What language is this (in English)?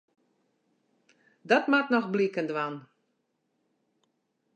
Western Frisian